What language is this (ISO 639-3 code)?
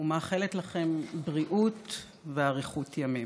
heb